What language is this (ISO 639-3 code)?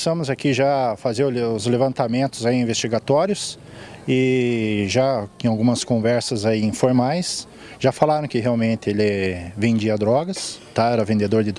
por